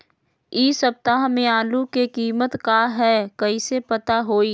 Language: Magahi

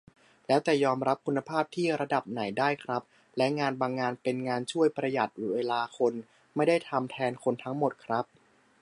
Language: Thai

